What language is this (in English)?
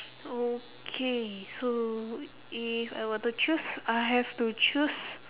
English